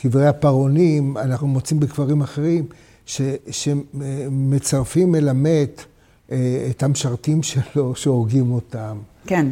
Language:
Hebrew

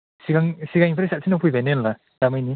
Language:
Bodo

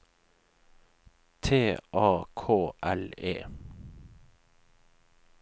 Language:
Norwegian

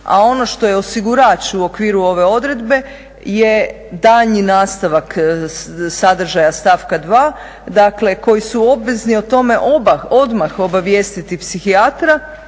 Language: Croatian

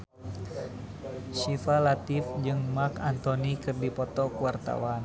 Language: Sundanese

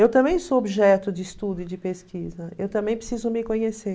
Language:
Portuguese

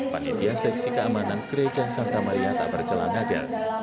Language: Indonesian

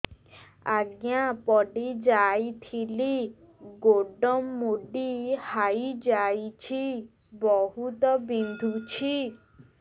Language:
Odia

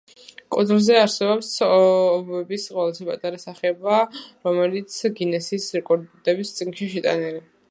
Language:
Georgian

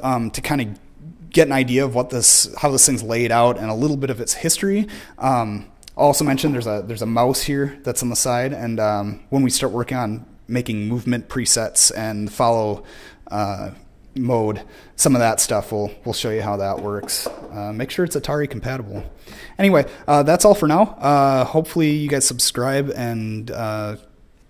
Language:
English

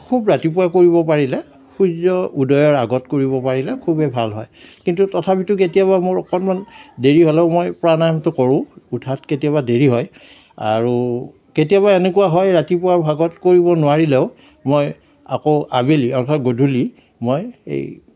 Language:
Assamese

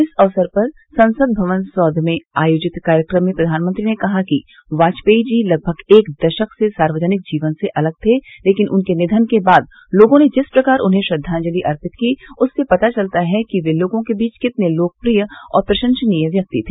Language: Hindi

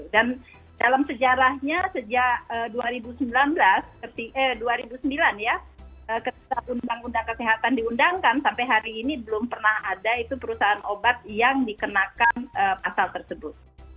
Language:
Indonesian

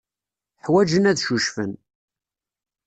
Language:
Kabyle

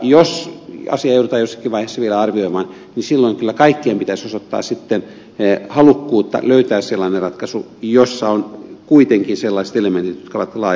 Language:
Finnish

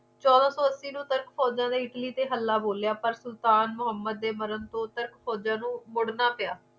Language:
Punjabi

